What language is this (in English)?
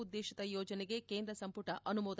Kannada